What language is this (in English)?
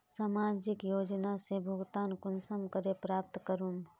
Magahi